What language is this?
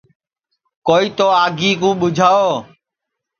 Sansi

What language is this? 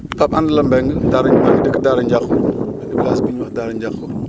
Wolof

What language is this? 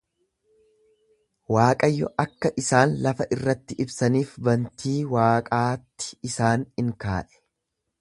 Oromo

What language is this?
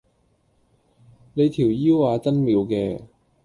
Cantonese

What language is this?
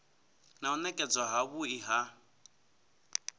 Venda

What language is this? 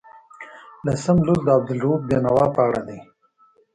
Pashto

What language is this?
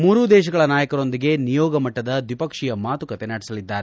Kannada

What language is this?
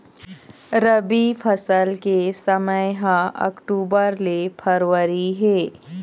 Chhattisgarhi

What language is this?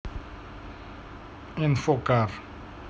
Russian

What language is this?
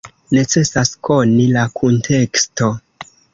Esperanto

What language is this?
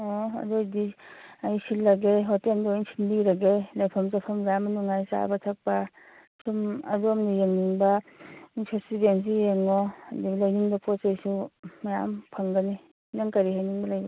Manipuri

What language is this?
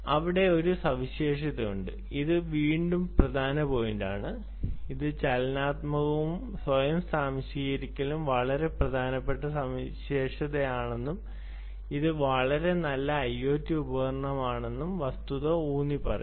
Malayalam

